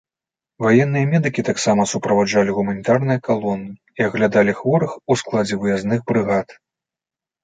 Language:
Belarusian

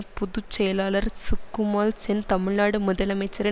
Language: Tamil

